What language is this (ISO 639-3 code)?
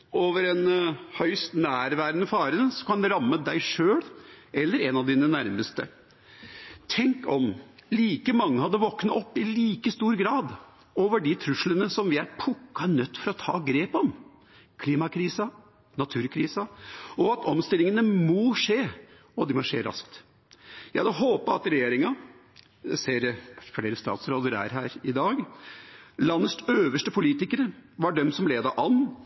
nob